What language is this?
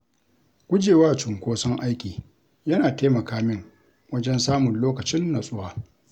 Hausa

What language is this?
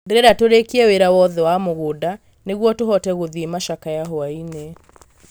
Kikuyu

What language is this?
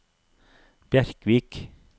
Norwegian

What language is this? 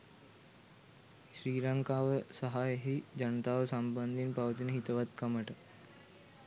Sinhala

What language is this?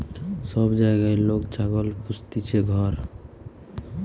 Bangla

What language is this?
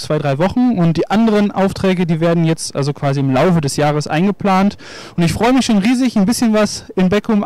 German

